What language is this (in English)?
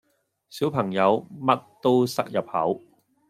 Cantonese